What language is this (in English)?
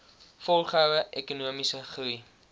Afrikaans